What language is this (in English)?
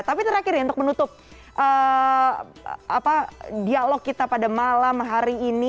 Indonesian